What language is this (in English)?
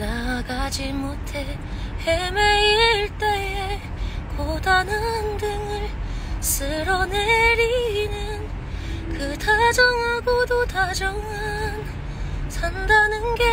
Korean